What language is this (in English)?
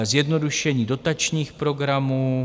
Czech